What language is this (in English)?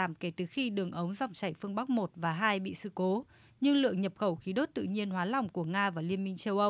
Vietnamese